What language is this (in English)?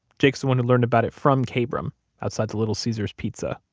English